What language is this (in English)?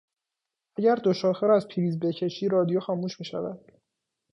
Persian